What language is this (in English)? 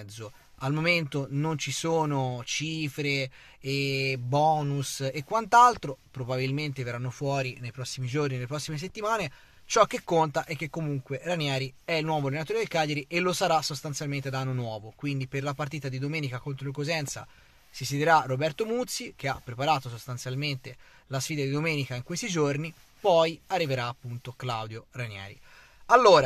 Italian